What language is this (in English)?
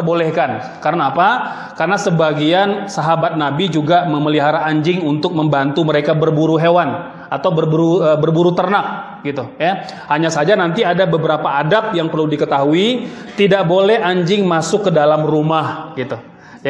Indonesian